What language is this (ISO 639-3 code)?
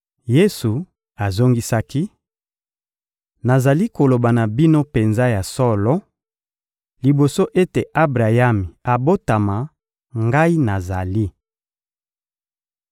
lin